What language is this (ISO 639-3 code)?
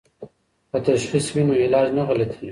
pus